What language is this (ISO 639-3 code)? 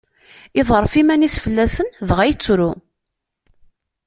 kab